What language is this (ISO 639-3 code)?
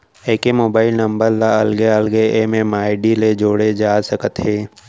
hne